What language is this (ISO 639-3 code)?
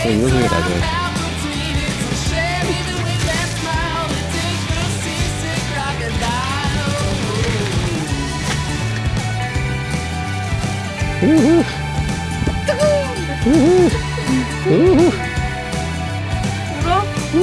kor